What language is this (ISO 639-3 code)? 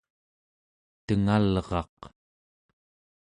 esu